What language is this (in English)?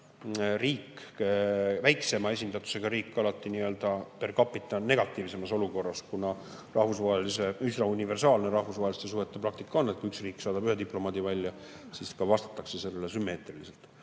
Estonian